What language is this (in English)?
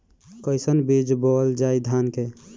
Bhojpuri